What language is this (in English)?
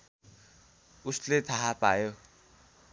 Nepali